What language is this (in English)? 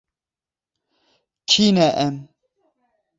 Kurdish